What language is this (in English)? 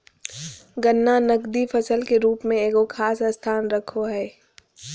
Magahi